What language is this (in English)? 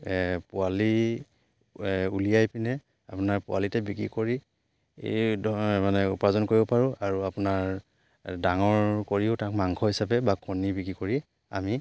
Assamese